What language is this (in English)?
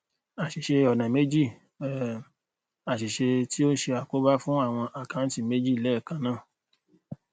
Yoruba